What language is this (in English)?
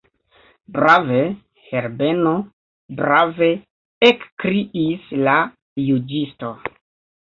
Esperanto